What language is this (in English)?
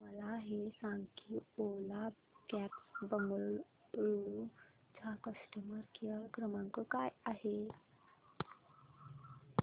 Marathi